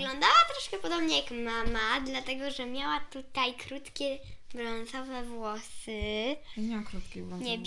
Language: Polish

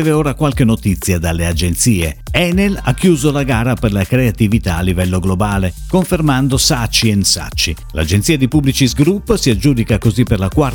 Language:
Italian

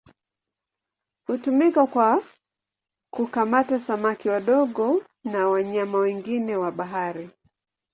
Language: Swahili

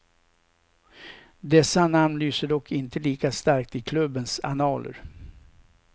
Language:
Swedish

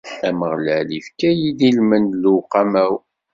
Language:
Kabyle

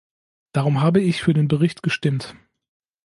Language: German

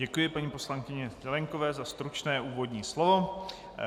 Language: Czech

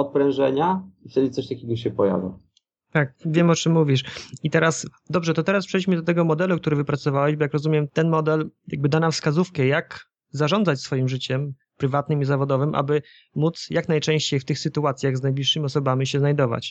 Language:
Polish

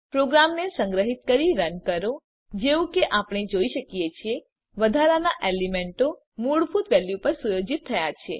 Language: Gujarati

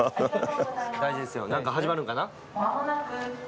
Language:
Japanese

